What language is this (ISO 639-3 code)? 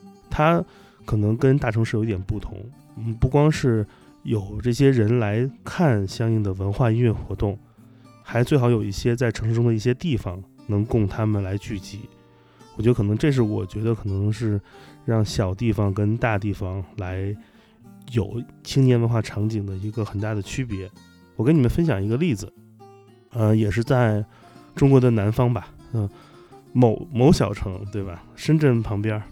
zho